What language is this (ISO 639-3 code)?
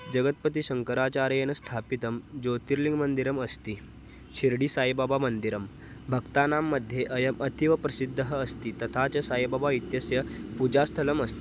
san